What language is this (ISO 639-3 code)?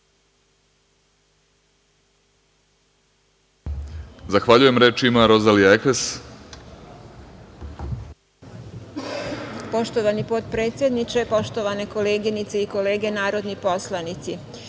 srp